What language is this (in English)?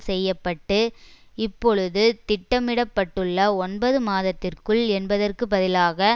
Tamil